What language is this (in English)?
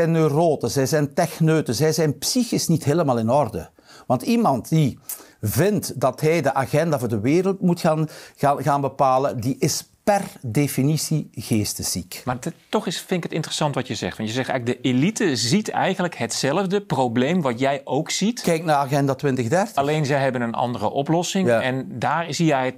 Dutch